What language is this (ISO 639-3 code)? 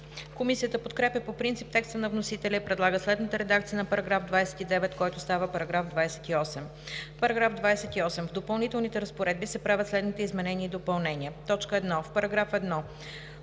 bul